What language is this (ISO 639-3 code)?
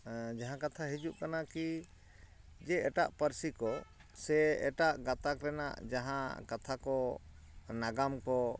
sat